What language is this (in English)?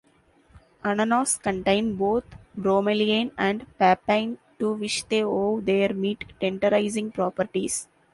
English